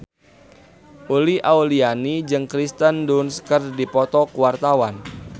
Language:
Sundanese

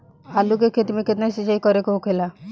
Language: Bhojpuri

